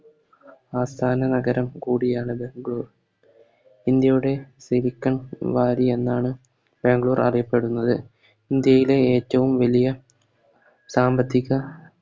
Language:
Malayalam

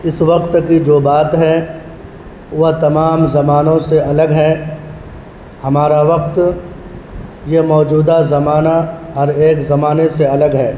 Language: Urdu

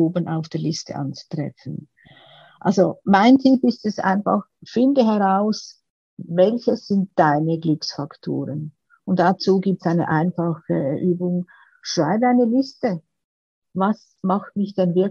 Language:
German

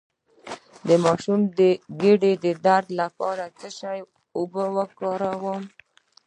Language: Pashto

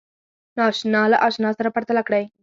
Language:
Pashto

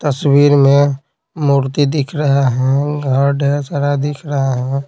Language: Hindi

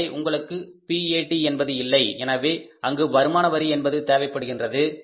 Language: Tamil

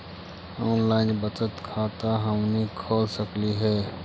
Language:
Magahi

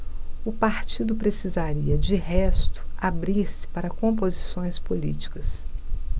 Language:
Portuguese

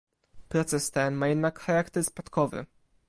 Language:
Polish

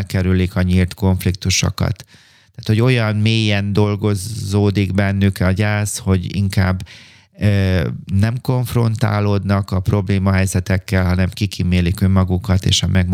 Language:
Hungarian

